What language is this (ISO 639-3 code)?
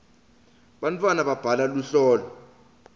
ssw